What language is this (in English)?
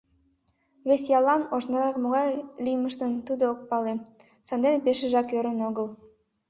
Mari